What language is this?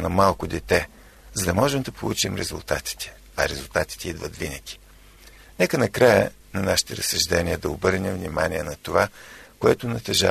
Bulgarian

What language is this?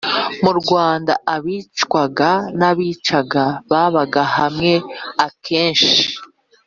Kinyarwanda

